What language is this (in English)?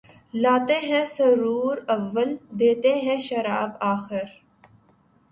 Urdu